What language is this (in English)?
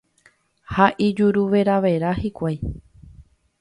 Guarani